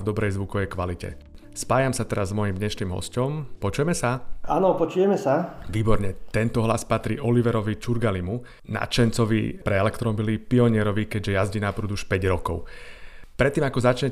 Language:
Slovak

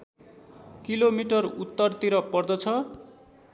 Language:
Nepali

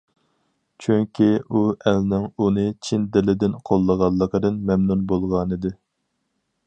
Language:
Uyghur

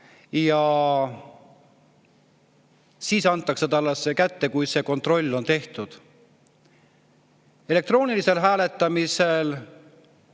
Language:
Estonian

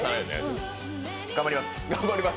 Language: Japanese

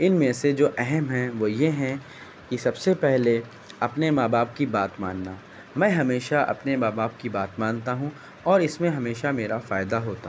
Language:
Urdu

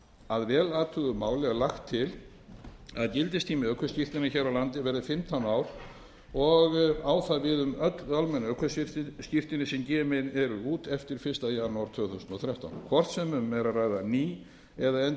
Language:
Icelandic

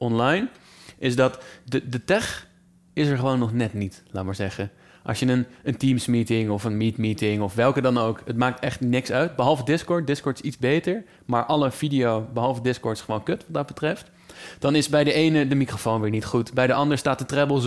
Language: Dutch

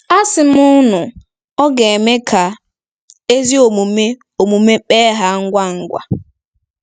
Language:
Igbo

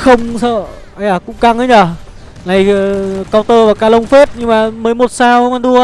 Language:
Vietnamese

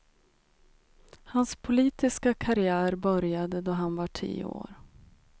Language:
Swedish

